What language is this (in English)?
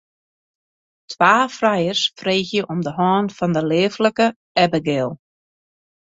Western Frisian